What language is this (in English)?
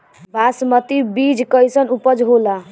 Bhojpuri